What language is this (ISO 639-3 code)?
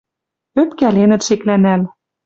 mrj